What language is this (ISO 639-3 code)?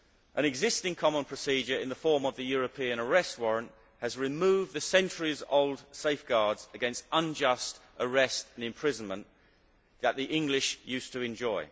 eng